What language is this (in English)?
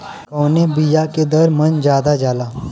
Bhojpuri